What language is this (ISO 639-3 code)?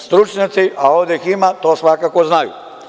srp